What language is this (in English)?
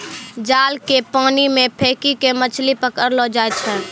Maithili